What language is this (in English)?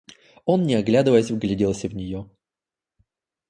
Russian